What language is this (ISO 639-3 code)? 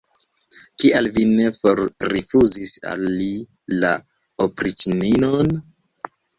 epo